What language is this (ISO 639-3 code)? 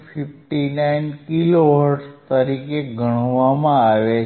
guj